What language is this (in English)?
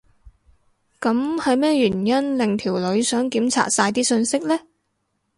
Cantonese